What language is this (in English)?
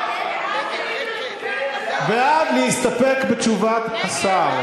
Hebrew